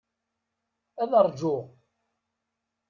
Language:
Kabyle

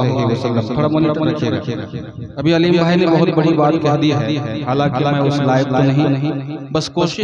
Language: Arabic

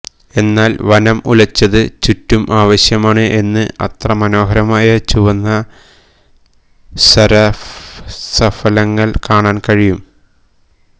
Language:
Malayalam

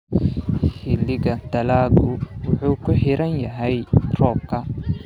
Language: Somali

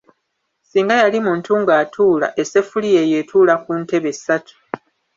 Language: Ganda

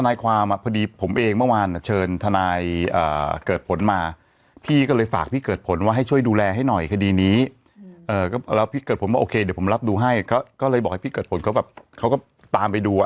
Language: Thai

